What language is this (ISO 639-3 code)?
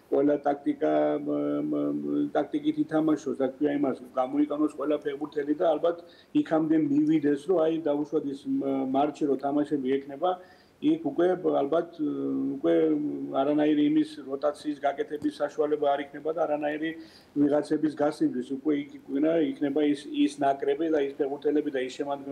ron